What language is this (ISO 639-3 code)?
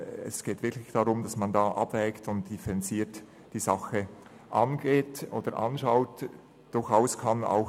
gsw